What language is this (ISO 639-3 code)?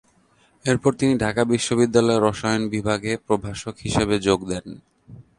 ben